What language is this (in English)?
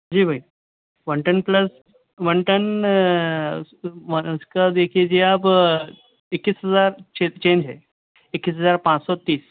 Urdu